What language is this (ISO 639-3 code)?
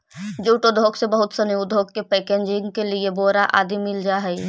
mag